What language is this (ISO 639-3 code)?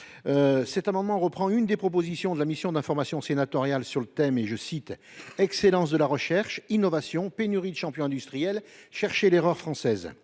fra